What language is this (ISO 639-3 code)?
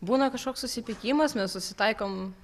lit